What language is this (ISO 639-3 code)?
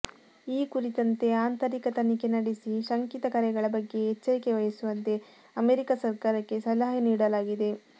kan